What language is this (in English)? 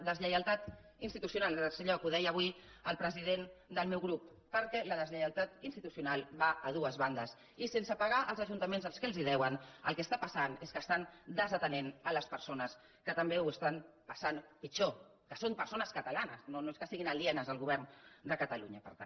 Catalan